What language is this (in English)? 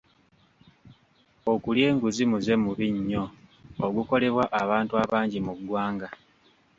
Ganda